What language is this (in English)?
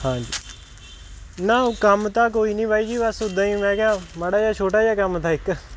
Punjabi